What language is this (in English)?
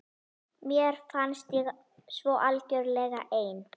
Icelandic